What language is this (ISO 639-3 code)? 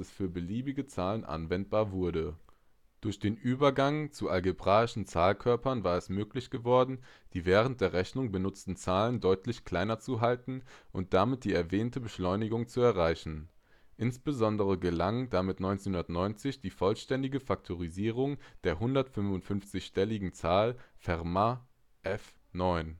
deu